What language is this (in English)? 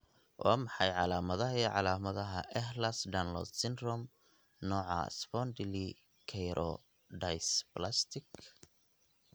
Somali